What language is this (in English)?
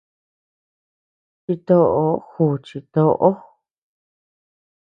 Tepeuxila Cuicatec